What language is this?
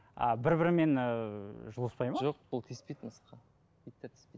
Kazakh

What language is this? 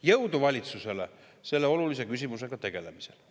Estonian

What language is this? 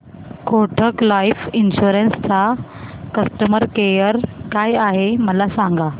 Marathi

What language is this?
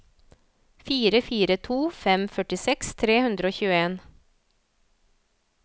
Norwegian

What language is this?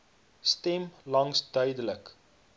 Afrikaans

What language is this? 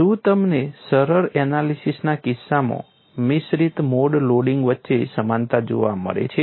Gujarati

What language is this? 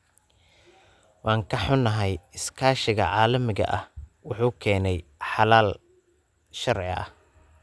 Somali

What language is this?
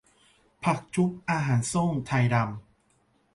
Thai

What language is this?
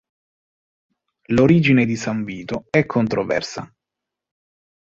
Italian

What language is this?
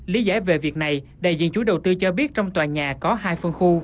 Vietnamese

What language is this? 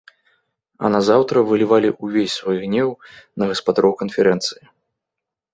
Belarusian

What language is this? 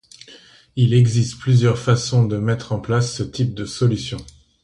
French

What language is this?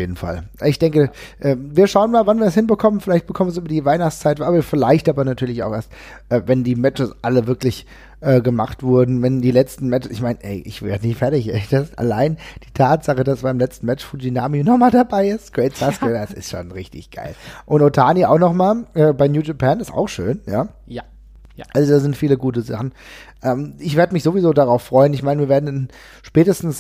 German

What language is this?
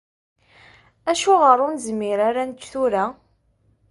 Kabyle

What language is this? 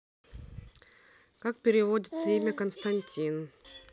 Russian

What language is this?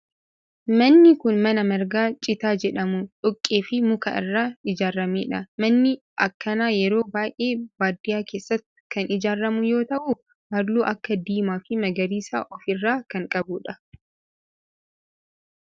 Oromo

